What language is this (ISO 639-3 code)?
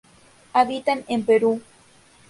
spa